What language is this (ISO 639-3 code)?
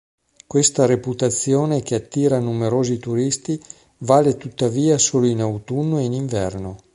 ita